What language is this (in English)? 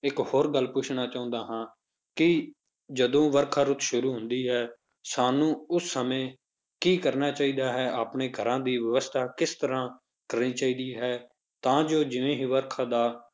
Punjabi